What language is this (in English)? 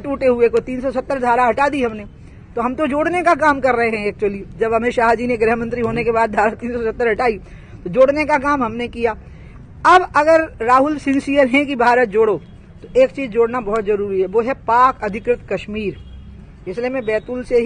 Hindi